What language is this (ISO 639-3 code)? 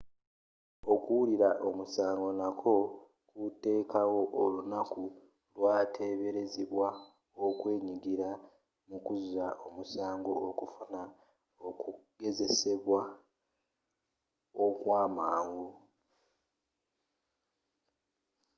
lug